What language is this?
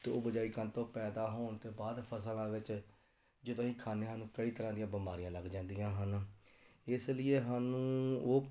Punjabi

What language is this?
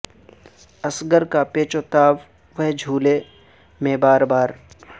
Urdu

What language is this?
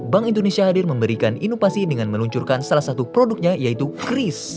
Indonesian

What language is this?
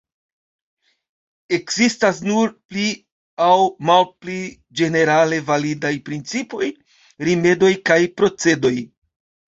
Esperanto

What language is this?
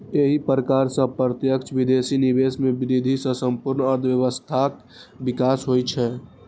Maithili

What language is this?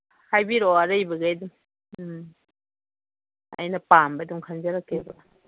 Manipuri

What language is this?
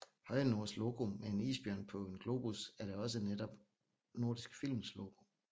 Danish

